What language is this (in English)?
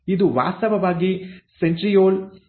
Kannada